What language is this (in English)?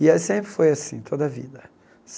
Portuguese